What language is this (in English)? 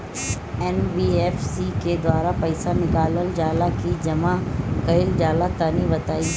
Bhojpuri